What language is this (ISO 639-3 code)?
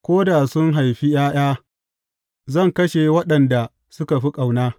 hau